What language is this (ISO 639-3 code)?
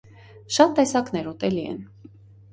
hye